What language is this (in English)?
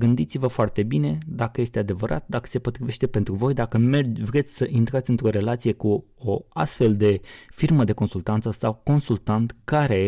Romanian